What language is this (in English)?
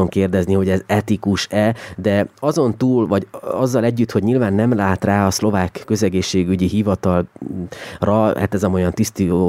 Hungarian